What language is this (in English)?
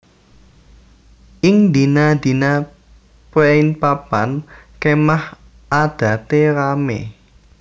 Javanese